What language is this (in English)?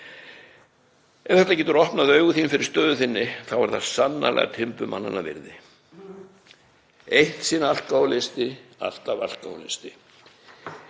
Icelandic